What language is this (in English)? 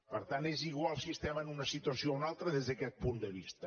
Catalan